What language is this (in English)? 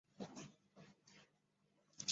Chinese